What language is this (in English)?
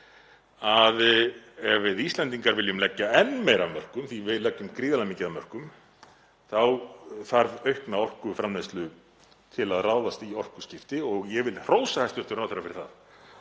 Icelandic